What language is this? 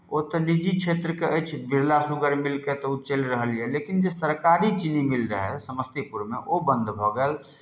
Maithili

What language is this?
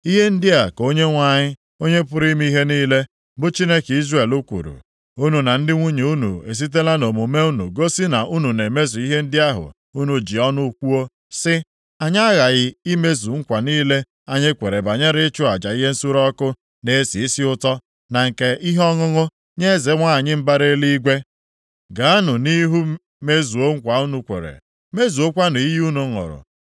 Igbo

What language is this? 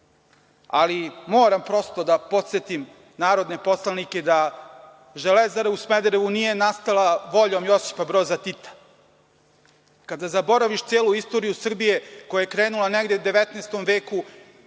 Serbian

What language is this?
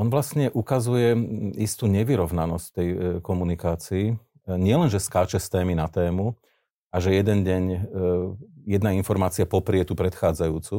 Slovak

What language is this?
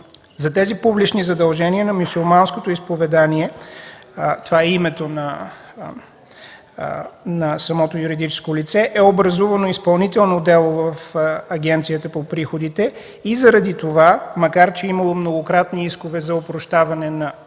Bulgarian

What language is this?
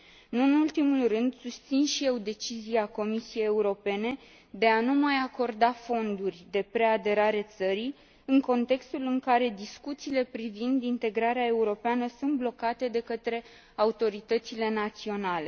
Romanian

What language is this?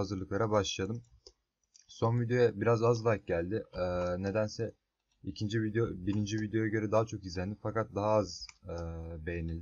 Turkish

